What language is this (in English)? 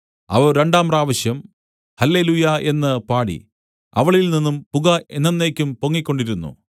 Malayalam